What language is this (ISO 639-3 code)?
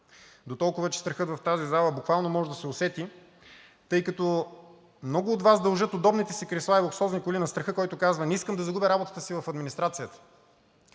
bul